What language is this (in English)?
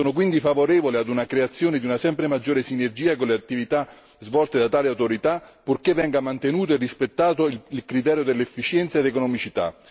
Italian